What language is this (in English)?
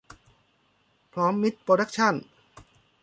Thai